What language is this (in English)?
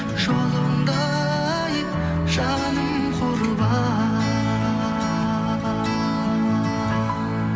Kazakh